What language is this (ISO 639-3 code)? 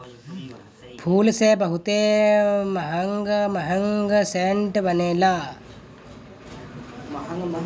bho